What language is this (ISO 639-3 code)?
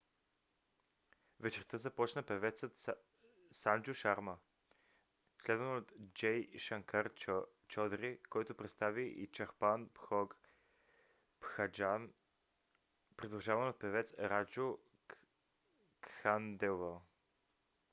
bul